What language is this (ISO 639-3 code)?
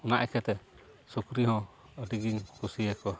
sat